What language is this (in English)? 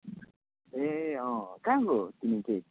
Nepali